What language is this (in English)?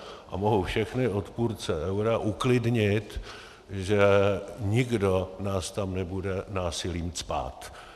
Czech